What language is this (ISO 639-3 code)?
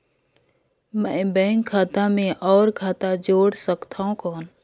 hne